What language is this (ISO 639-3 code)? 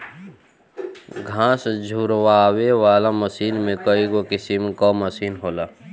bho